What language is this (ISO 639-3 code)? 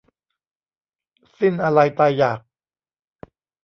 tha